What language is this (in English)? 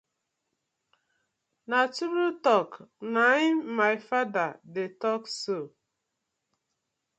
Nigerian Pidgin